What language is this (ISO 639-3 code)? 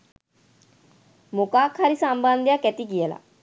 sin